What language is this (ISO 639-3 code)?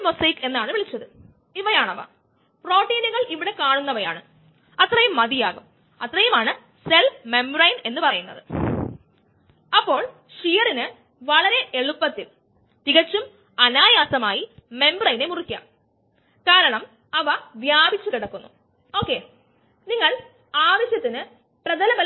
mal